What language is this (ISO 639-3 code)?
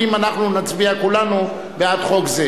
heb